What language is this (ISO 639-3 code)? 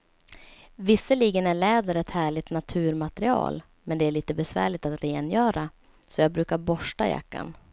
swe